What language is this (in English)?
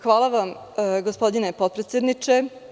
Serbian